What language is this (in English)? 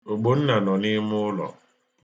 Igbo